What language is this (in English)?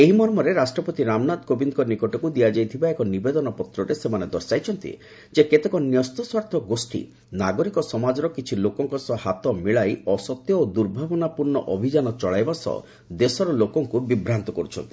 Odia